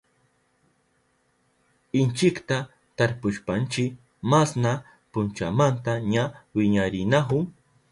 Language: Southern Pastaza Quechua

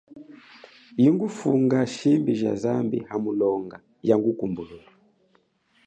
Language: Chokwe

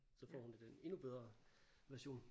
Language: Danish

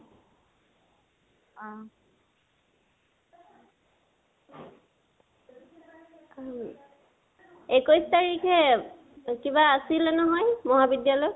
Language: Assamese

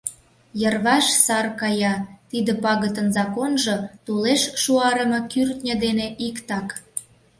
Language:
Mari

